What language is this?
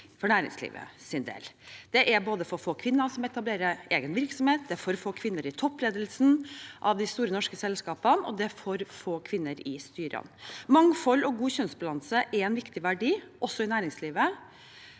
Norwegian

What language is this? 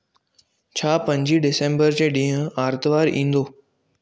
Sindhi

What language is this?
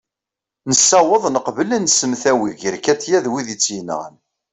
Kabyle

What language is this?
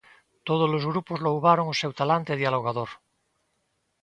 Galician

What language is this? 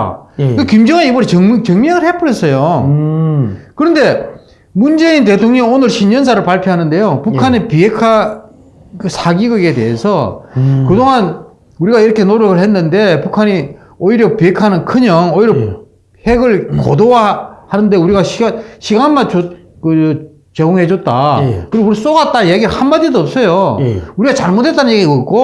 Korean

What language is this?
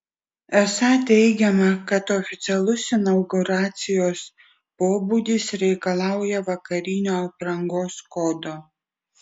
Lithuanian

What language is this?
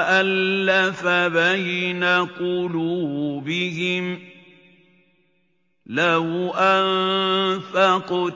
Arabic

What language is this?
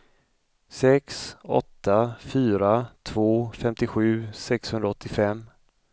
Swedish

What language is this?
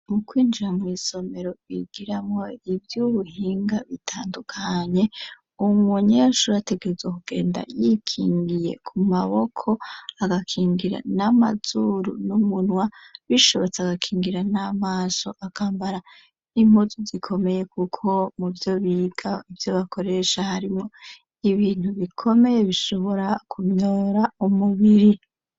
Rundi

